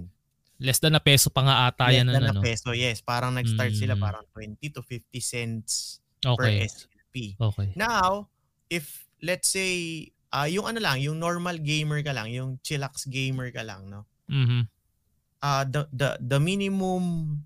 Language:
Filipino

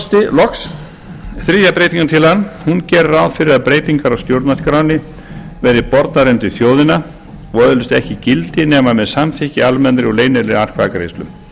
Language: Icelandic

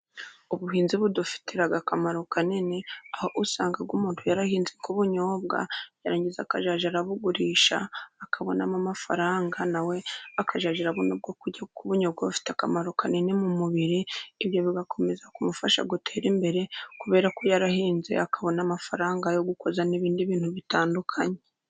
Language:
Kinyarwanda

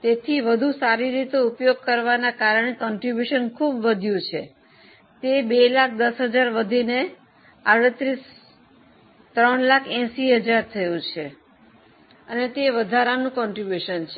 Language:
Gujarati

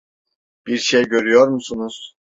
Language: Turkish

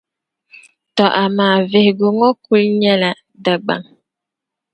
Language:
Dagbani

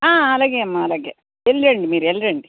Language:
Telugu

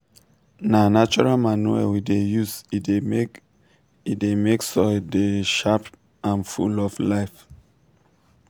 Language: Nigerian Pidgin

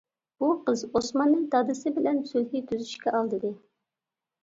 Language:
Uyghur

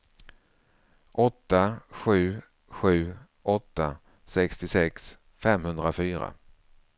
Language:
Swedish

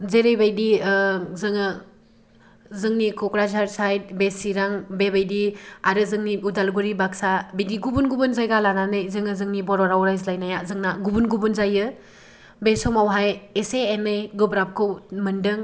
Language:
Bodo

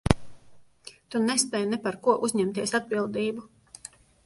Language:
Latvian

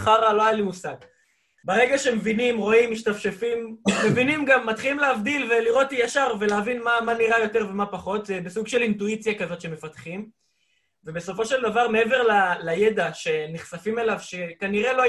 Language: Hebrew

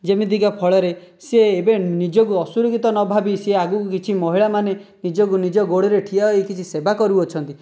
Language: Odia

